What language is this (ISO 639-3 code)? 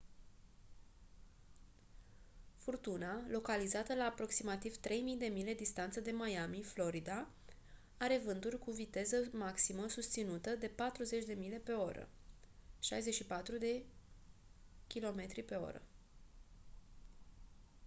ron